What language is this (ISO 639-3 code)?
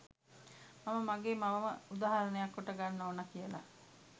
sin